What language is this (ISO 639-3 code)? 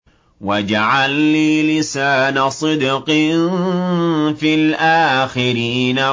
ara